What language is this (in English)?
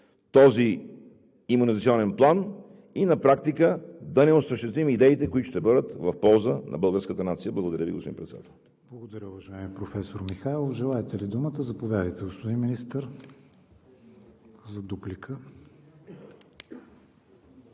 Bulgarian